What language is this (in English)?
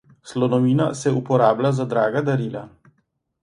Slovenian